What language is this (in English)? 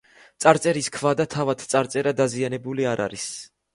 Georgian